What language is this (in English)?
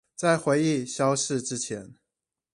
Chinese